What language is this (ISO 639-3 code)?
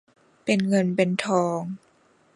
tha